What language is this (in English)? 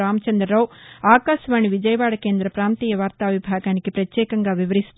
Telugu